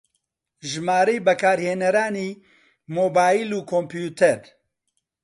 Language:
Central Kurdish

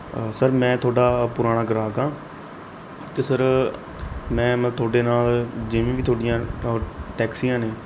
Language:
Punjabi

